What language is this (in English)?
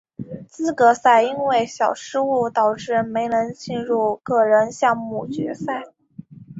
Chinese